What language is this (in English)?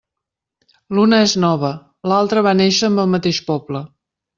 Catalan